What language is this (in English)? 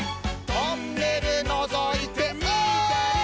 Japanese